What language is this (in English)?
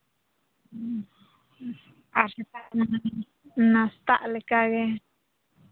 Santali